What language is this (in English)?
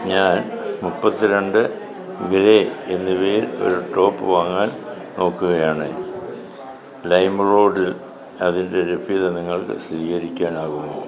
Malayalam